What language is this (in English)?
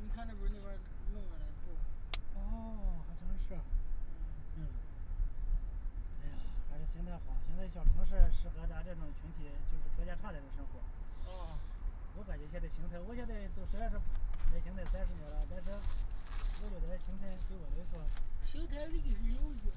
Chinese